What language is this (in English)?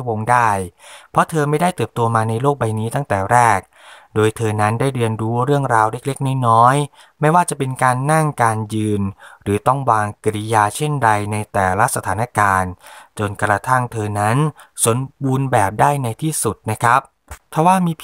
Thai